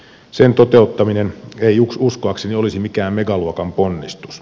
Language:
Finnish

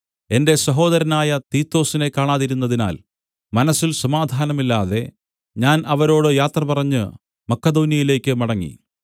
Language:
Malayalam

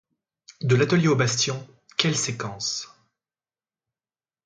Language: French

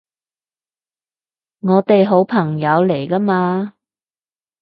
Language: Cantonese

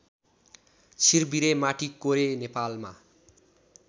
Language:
Nepali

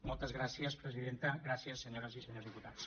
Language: Catalan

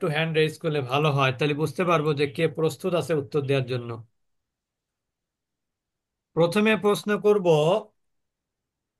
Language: Bangla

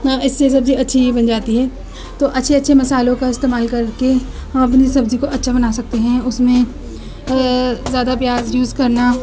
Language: Urdu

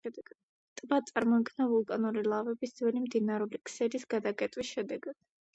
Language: Georgian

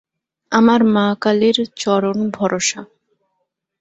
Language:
Bangla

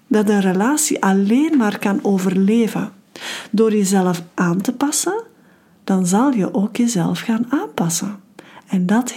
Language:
Dutch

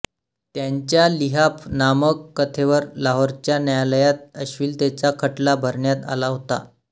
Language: Marathi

